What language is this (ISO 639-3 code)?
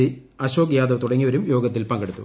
mal